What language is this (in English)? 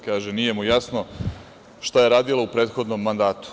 Serbian